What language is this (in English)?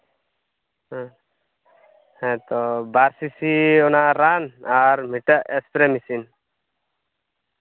Santali